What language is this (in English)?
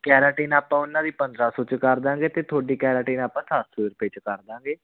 Punjabi